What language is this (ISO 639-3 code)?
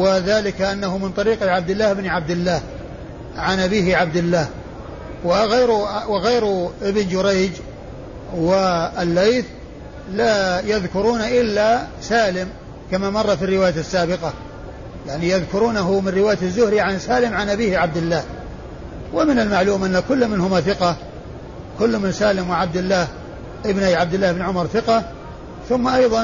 ara